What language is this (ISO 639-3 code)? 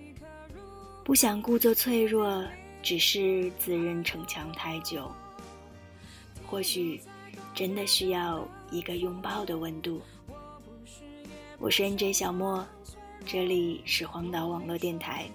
zho